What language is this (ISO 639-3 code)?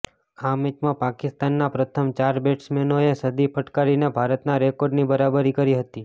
guj